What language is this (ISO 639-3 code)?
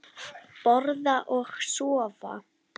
isl